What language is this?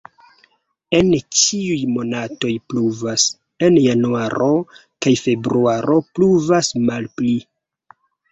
Esperanto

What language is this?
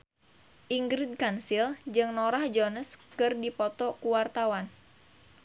Sundanese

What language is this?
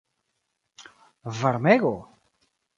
Esperanto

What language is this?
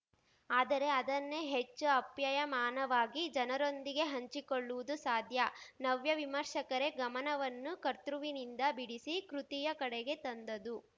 Kannada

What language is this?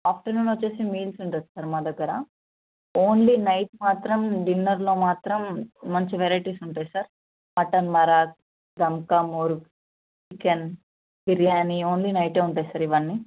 Telugu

